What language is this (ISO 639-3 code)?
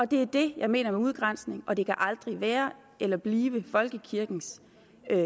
dan